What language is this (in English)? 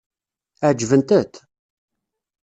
Kabyle